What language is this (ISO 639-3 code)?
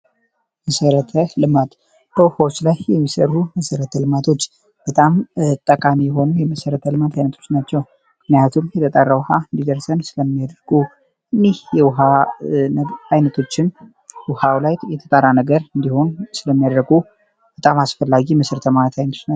amh